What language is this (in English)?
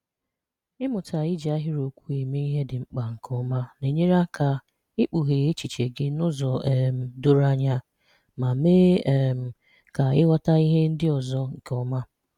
Igbo